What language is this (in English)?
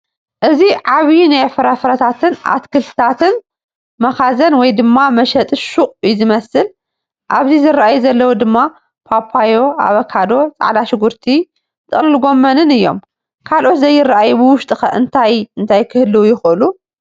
Tigrinya